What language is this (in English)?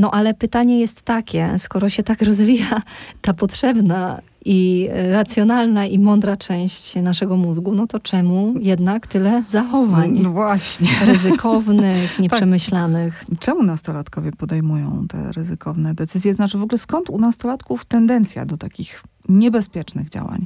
Polish